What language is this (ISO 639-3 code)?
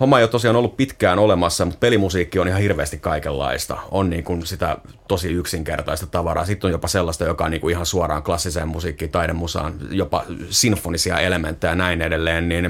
fin